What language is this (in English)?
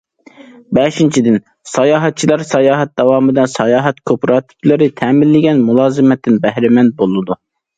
Uyghur